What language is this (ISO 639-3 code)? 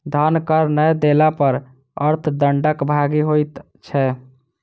mai